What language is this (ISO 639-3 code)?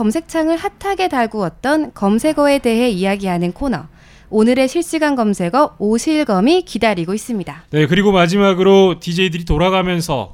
kor